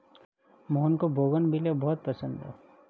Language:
Hindi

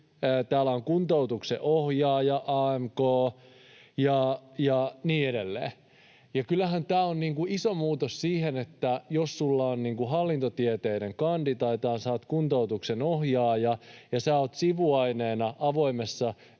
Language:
Finnish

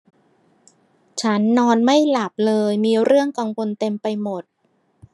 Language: Thai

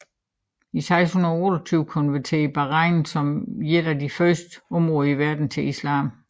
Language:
Danish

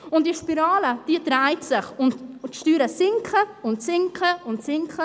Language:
Swiss German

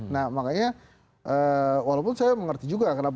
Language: Indonesian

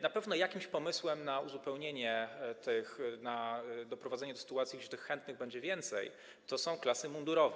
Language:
Polish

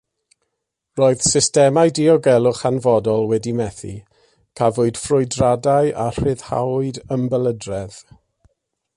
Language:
Welsh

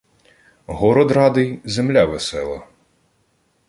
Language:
Ukrainian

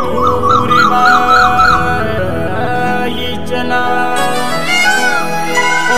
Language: Romanian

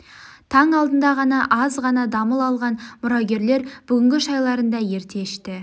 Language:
Kazakh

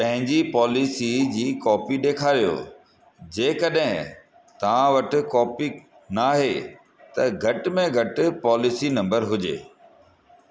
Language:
Sindhi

